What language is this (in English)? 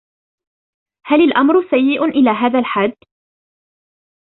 Arabic